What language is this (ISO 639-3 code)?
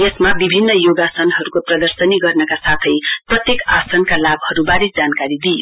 nep